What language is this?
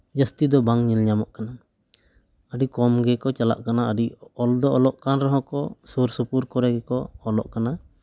Santali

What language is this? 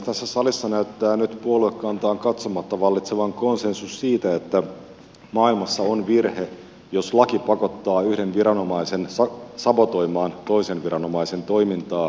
Finnish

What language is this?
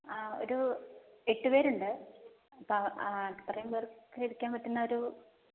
Malayalam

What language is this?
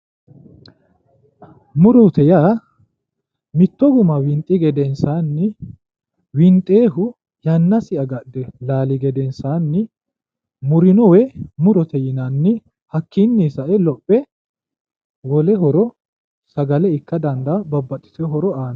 Sidamo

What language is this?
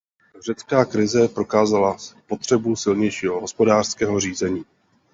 Czech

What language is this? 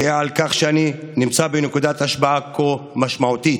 Hebrew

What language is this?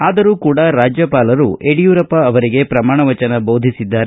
Kannada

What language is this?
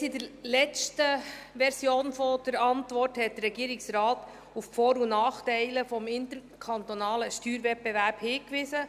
Swiss German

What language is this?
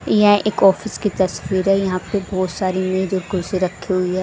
Hindi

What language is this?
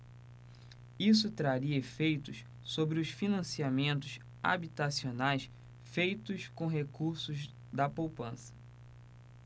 Portuguese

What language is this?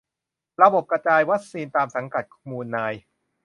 Thai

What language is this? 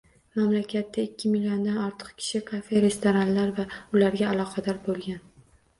Uzbek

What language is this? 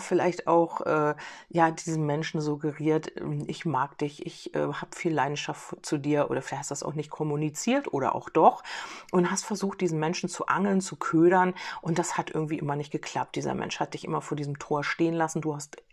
German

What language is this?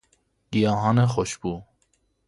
Persian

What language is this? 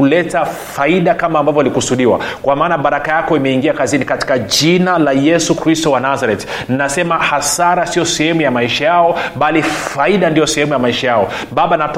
Swahili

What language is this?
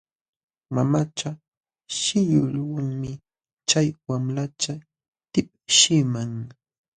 Jauja Wanca Quechua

